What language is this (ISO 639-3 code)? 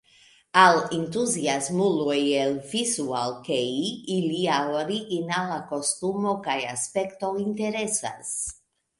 epo